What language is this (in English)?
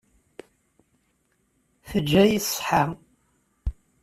Kabyle